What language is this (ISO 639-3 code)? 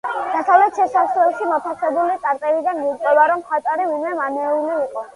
kat